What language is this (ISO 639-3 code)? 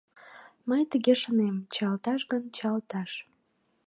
chm